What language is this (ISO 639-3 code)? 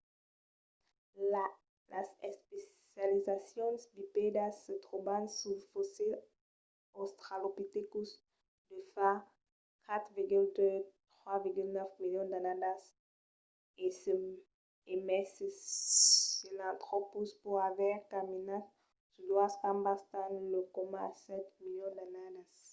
oci